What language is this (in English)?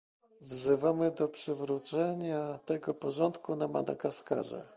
Polish